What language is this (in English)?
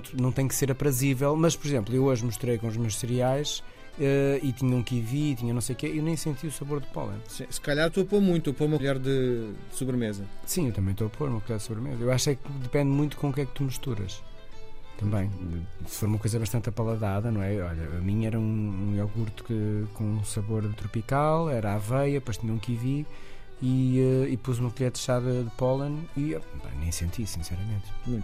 Portuguese